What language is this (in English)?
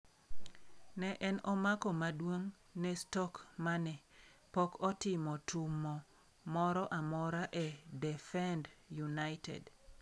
Luo (Kenya and Tanzania)